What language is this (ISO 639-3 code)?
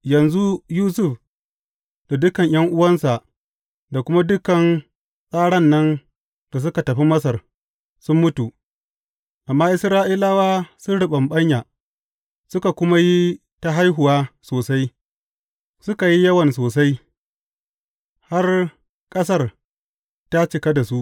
hau